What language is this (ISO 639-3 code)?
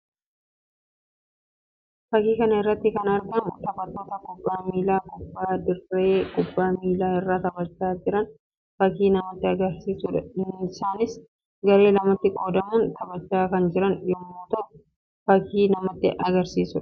orm